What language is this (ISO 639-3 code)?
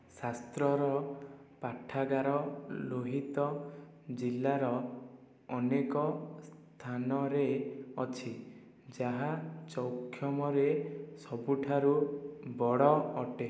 ori